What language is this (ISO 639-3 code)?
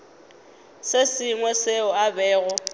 nso